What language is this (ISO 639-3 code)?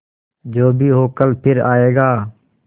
hin